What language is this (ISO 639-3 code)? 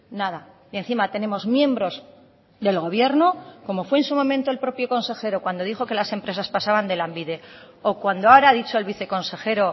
spa